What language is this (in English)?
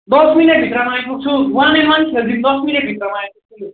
Nepali